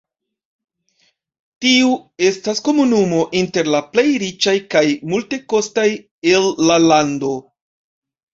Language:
Esperanto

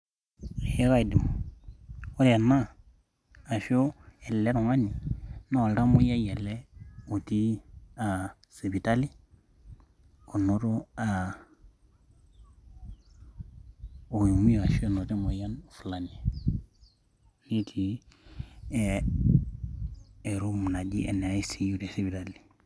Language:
Masai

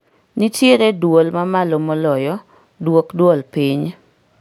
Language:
Luo (Kenya and Tanzania)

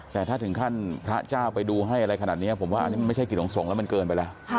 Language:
Thai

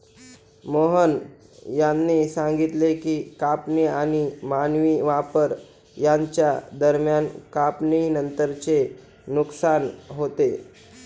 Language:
Marathi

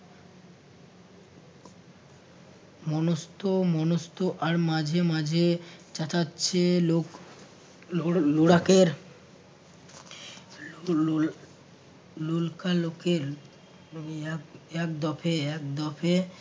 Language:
Bangla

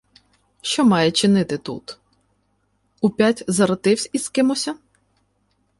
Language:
Ukrainian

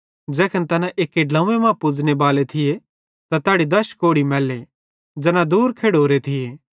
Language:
Bhadrawahi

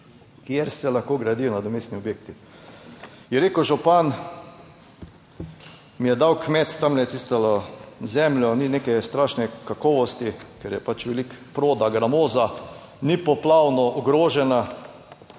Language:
Slovenian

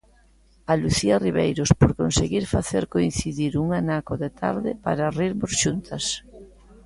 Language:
Galician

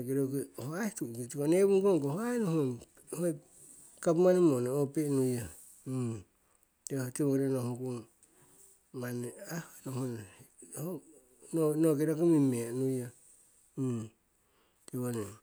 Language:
Siwai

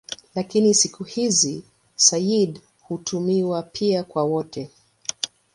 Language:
Swahili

